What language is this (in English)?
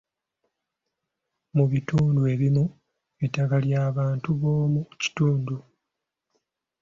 Ganda